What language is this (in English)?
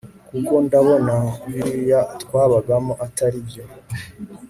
Kinyarwanda